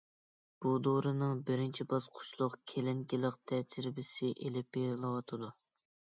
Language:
Uyghur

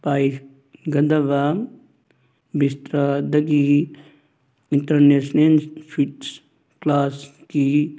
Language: Manipuri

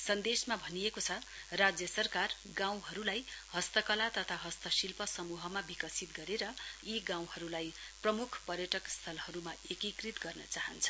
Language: Nepali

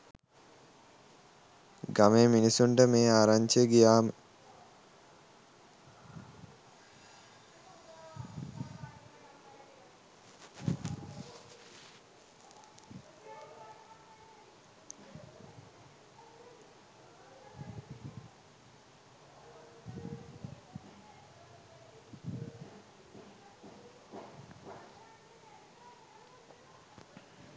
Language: Sinhala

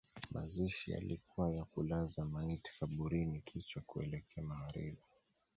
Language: Swahili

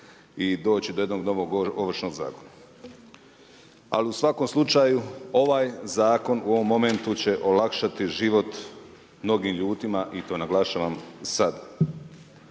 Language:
Croatian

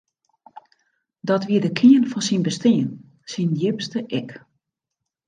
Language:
Western Frisian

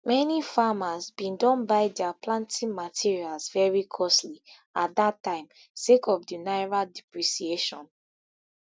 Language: Nigerian Pidgin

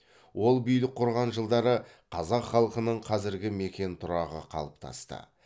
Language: Kazakh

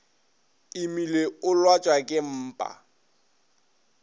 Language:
Northern Sotho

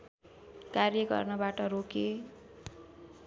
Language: Nepali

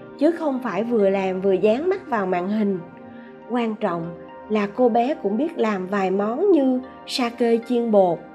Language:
Vietnamese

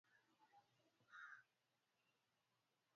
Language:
Swahili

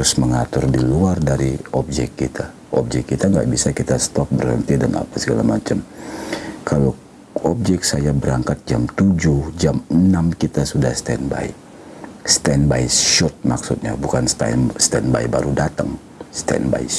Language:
Indonesian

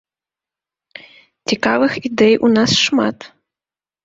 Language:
Belarusian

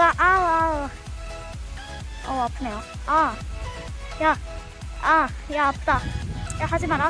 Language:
Korean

